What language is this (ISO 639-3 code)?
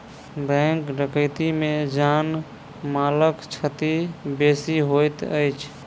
mai